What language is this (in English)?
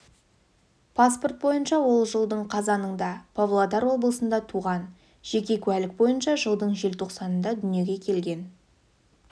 Kazakh